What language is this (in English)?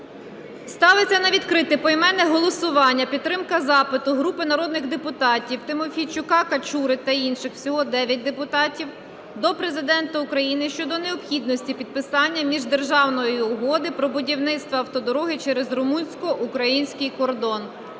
Ukrainian